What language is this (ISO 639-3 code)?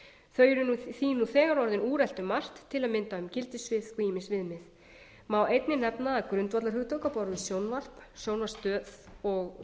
isl